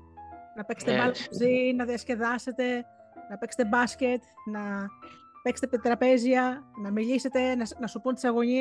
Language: Greek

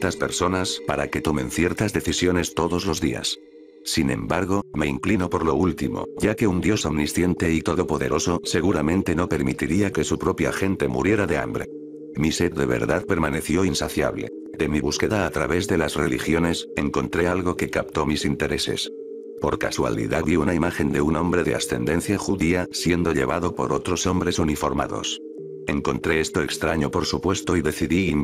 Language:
Spanish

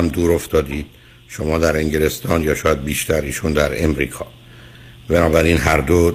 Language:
Persian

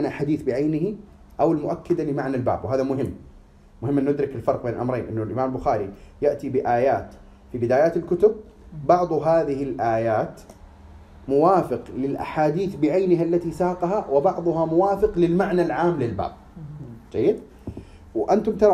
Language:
Arabic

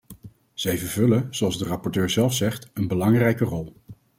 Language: Dutch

